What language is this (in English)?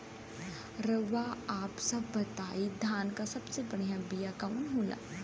Bhojpuri